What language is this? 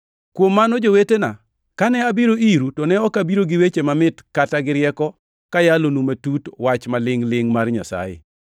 Luo (Kenya and Tanzania)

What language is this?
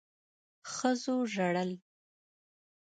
Pashto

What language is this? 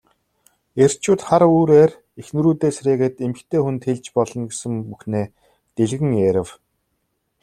Mongolian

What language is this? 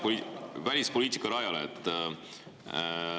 Estonian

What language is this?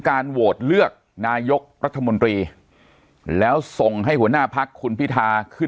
Thai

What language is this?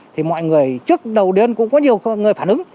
Vietnamese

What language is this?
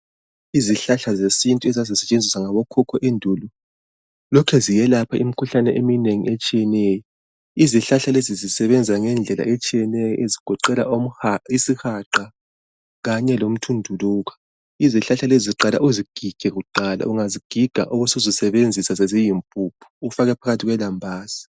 North Ndebele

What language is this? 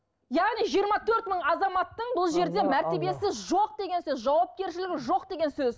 Kazakh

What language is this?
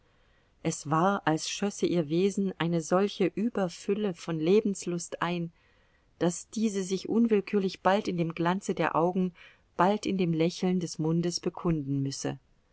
German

